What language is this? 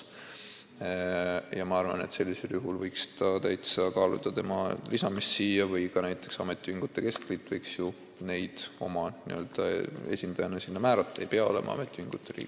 Estonian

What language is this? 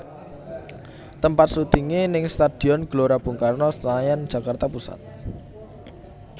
Javanese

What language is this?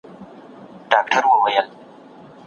Pashto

